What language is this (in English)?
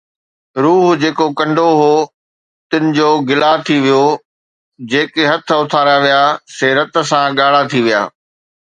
Sindhi